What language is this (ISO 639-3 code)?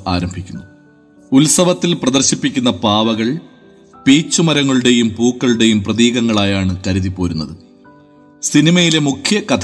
mal